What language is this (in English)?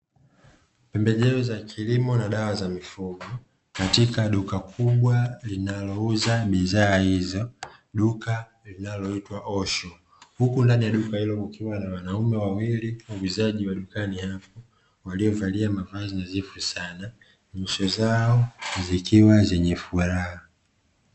Swahili